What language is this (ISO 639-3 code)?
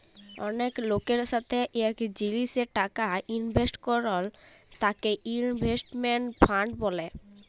ben